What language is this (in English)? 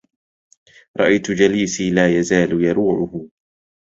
Arabic